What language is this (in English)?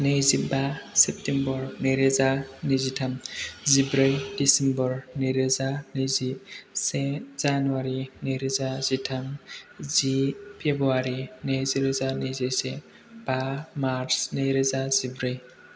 Bodo